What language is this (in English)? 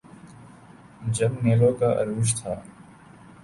Urdu